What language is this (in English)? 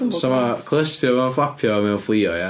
Welsh